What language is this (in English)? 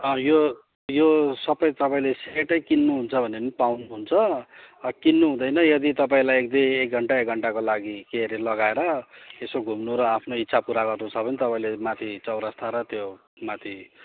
Nepali